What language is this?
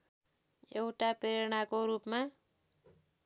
Nepali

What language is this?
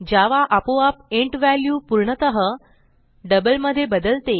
Marathi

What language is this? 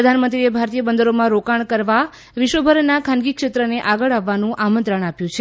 Gujarati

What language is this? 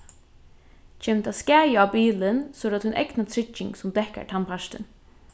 Faroese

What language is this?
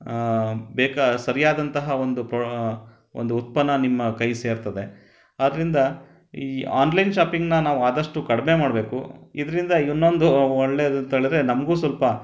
Kannada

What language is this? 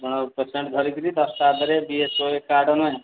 Odia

